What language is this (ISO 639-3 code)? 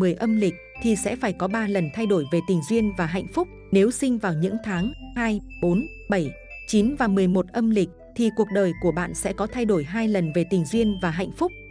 vie